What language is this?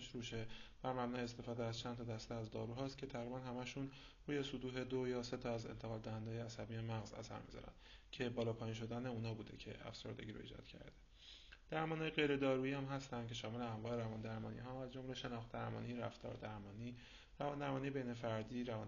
Persian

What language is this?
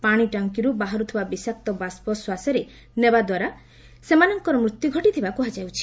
Odia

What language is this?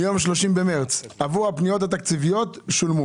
Hebrew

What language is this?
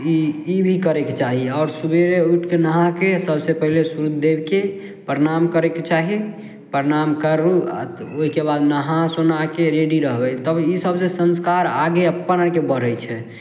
Maithili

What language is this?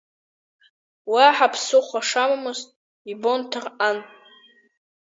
Abkhazian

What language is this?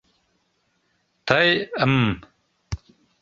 Mari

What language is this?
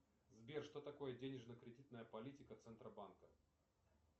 Russian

